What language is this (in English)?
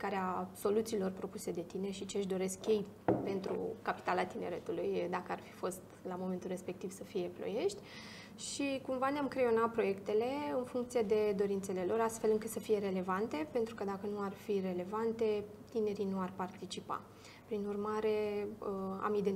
Romanian